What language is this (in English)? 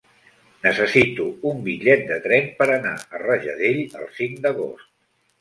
Catalan